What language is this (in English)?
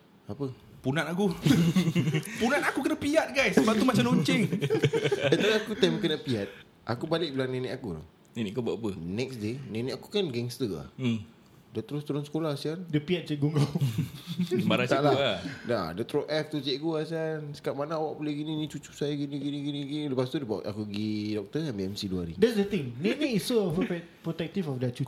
Malay